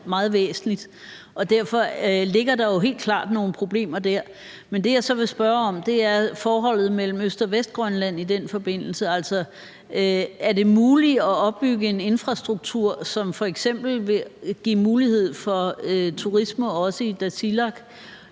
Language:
Danish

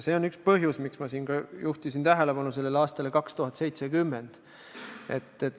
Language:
Estonian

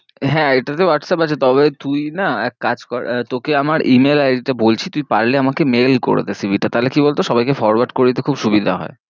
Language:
Bangla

